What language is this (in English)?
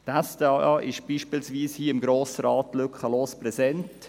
Swiss German